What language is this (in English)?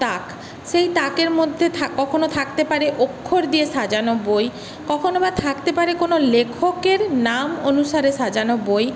Bangla